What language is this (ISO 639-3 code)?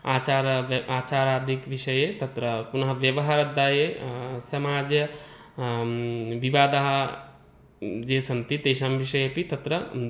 san